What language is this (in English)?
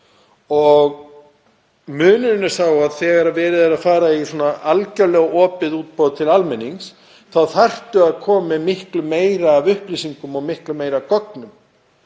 Icelandic